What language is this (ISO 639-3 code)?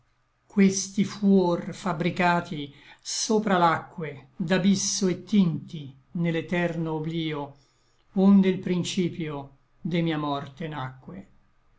ita